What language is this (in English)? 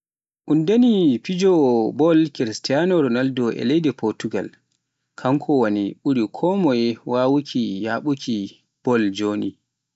Pular